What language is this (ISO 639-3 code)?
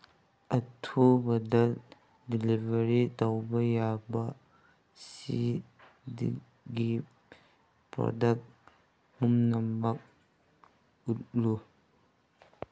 mni